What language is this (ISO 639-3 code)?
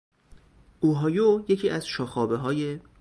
fas